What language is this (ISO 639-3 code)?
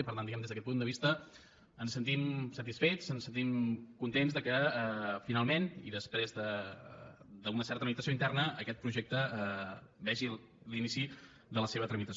cat